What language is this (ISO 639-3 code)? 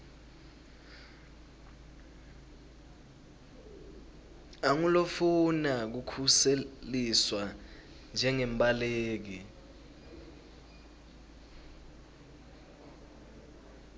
ssw